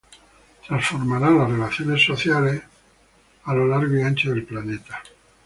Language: Spanish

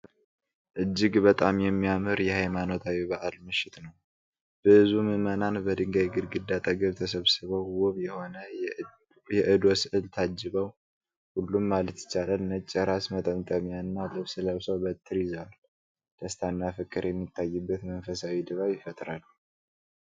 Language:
Amharic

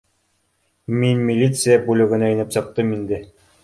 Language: Bashkir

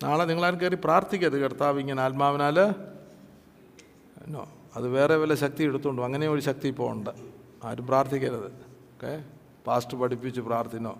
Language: Malayalam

